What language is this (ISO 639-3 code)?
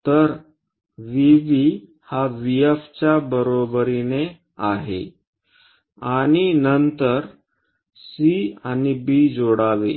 mar